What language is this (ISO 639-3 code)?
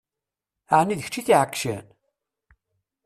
kab